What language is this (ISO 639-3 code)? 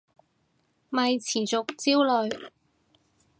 yue